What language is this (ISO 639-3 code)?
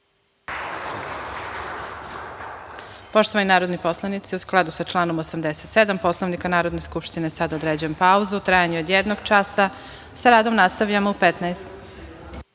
srp